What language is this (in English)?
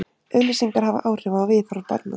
Icelandic